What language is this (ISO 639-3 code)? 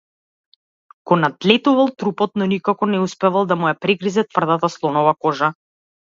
mkd